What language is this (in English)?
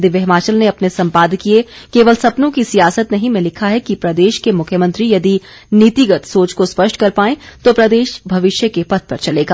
Hindi